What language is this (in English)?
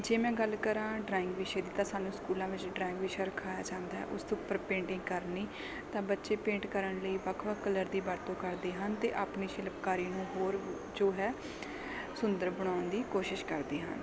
Punjabi